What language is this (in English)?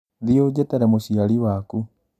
Kikuyu